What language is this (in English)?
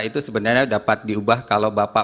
Indonesian